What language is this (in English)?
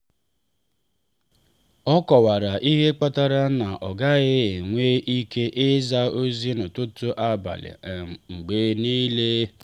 Igbo